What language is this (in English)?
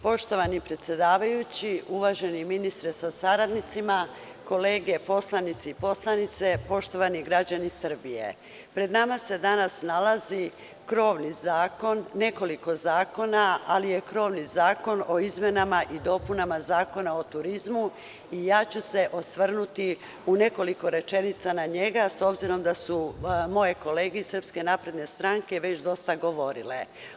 Serbian